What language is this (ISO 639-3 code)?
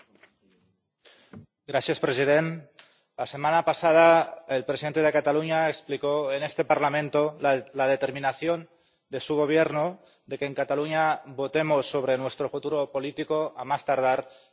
spa